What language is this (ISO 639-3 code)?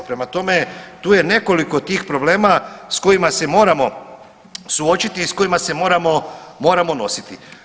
hrv